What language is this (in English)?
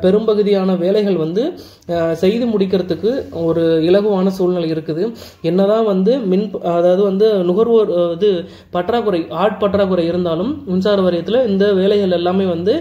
Tamil